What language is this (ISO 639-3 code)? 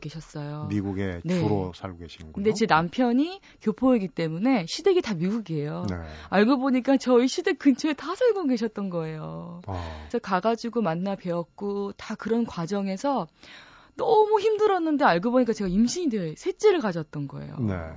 kor